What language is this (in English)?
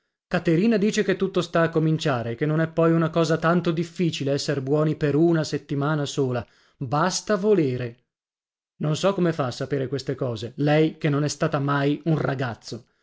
Italian